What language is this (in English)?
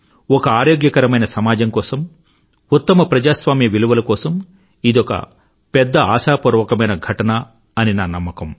Telugu